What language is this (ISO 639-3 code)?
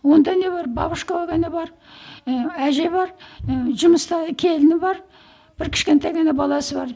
kaz